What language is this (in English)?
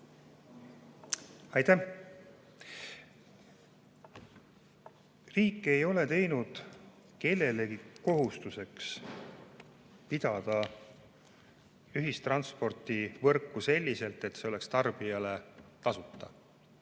Estonian